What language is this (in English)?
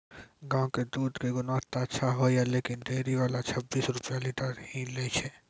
Maithili